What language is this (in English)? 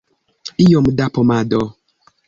Esperanto